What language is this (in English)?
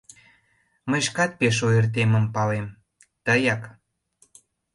Mari